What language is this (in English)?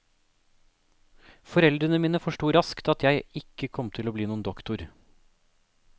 Norwegian